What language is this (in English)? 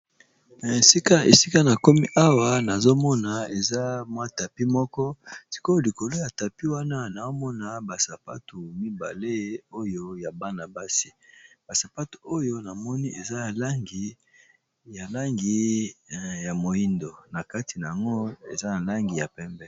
Lingala